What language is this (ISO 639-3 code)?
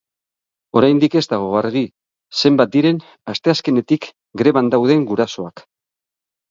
eus